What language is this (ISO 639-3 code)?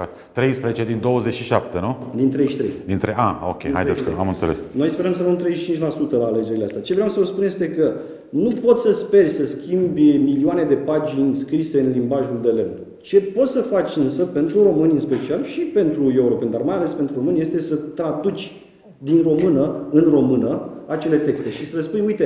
ron